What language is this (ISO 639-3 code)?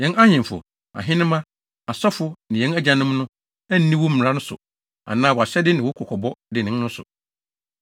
aka